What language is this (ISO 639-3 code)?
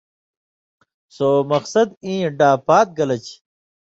mvy